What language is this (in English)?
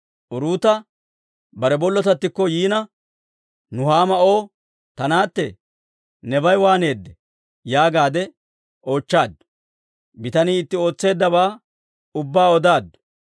Dawro